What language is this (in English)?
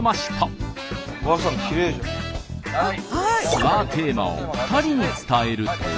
Japanese